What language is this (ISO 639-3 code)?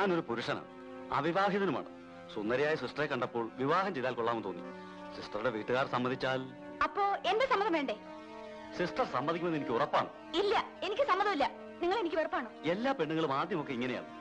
mal